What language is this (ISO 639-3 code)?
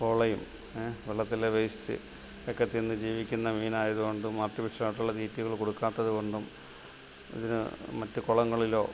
mal